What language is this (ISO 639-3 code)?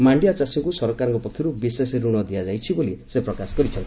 ori